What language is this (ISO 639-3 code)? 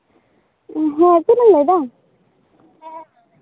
sat